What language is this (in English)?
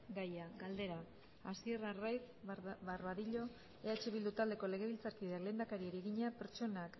Basque